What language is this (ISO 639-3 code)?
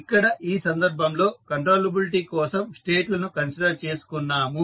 tel